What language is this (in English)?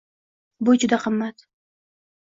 Uzbek